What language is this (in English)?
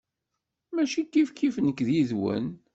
Kabyle